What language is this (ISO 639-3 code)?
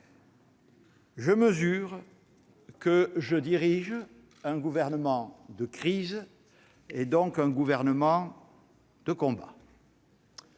fra